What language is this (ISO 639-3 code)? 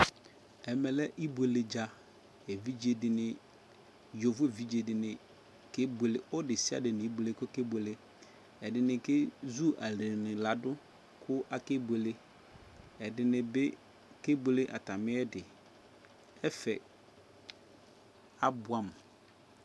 kpo